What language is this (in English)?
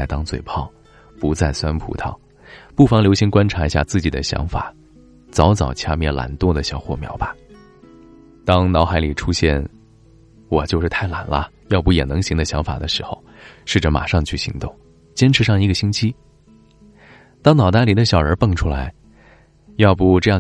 Chinese